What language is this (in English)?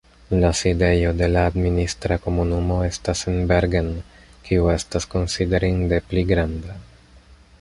Esperanto